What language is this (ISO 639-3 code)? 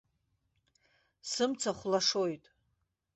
abk